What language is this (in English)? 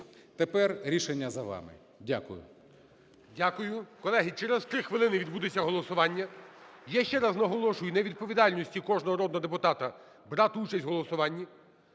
Ukrainian